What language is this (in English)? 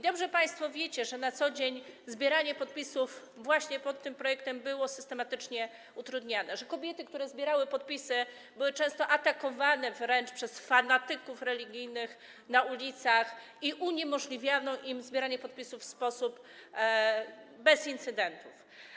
Polish